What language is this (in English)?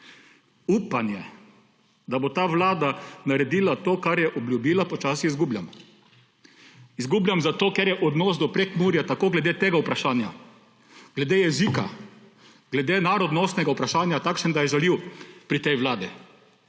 Slovenian